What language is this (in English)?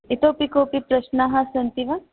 Sanskrit